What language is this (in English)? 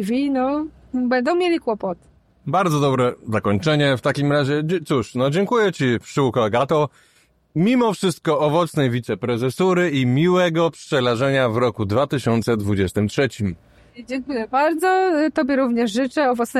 Polish